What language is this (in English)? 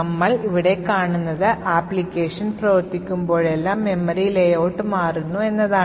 Malayalam